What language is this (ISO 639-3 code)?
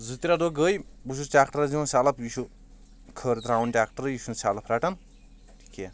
kas